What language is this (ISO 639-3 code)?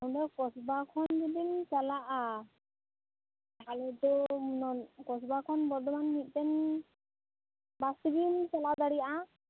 sat